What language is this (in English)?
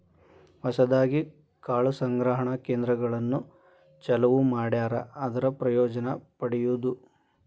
Kannada